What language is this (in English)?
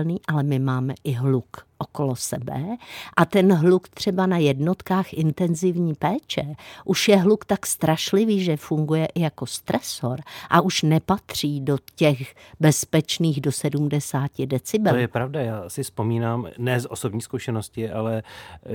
Czech